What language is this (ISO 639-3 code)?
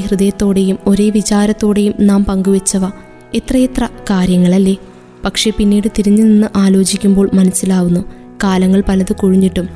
mal